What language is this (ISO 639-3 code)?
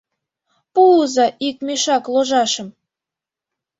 chm